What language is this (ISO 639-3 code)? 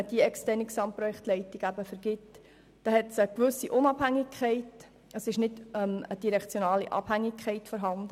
gsw